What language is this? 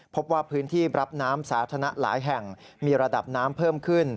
Thai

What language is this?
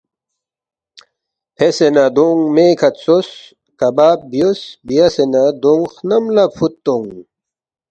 Balti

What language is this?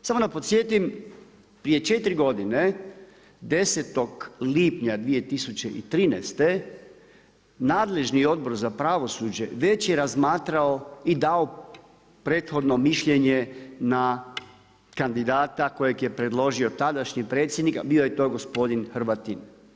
Croatian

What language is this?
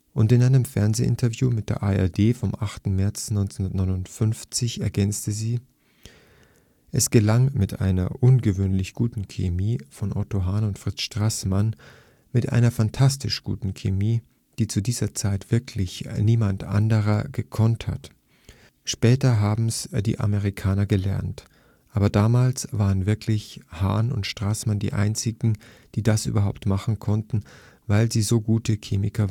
German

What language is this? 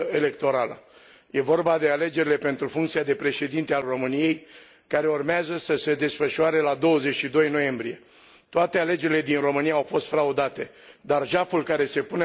Romanian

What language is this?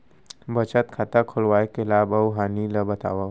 Chhattisgarhi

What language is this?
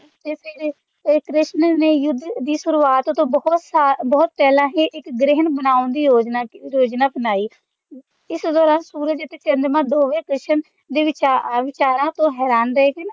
Punjabi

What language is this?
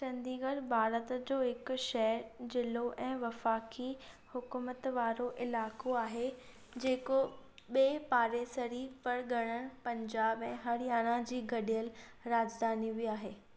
Sindhi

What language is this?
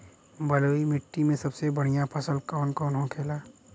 Bhojpuri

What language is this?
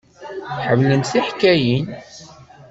Kabyle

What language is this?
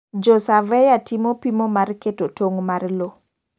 Luo (Kenya and Tanzania)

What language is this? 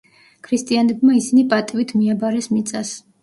Georgian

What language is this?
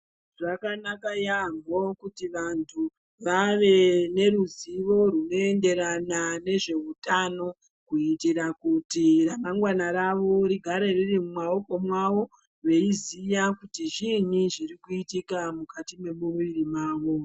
Ndau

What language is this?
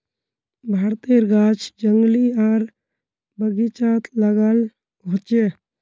Magahi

